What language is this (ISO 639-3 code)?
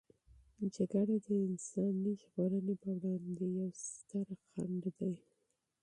pus